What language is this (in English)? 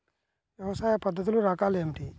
Telugu